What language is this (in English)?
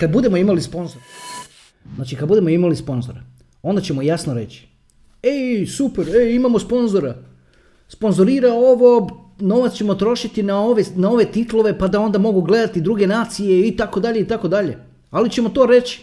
Croatian